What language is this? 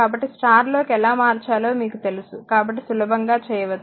Telugu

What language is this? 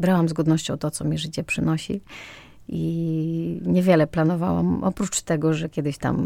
Polish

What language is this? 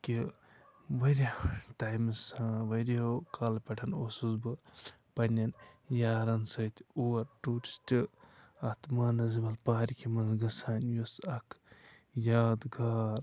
Kashmiri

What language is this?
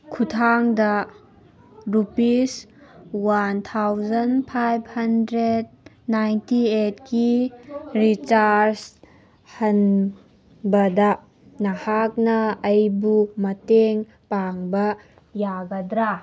Manipuri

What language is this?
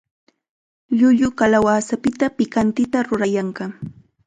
Chiquián Ancash Quechua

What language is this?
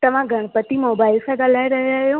Sindhi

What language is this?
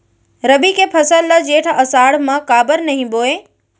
Chhattisgarhi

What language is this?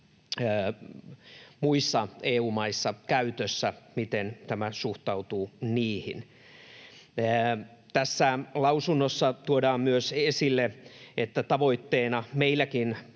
Finnish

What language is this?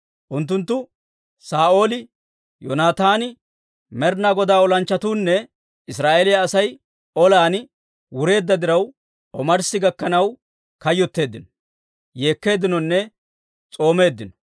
Dawro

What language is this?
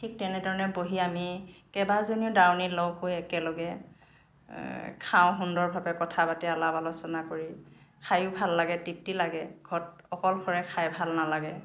Assamese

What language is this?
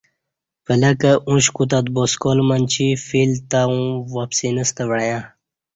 Kati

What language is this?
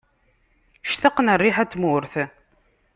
Kabyle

